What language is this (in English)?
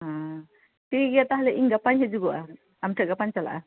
Santali